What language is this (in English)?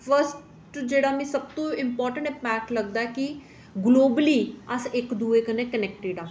Dogri